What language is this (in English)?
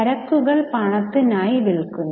Malayalam